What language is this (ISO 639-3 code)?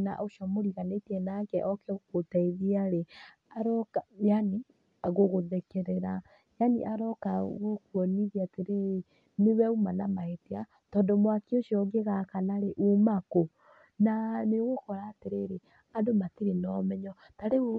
kik